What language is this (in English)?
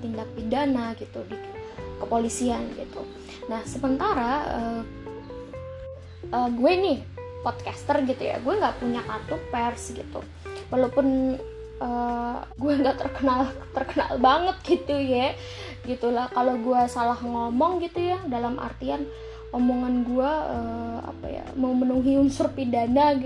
Indonesian